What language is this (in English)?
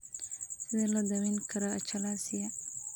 Somali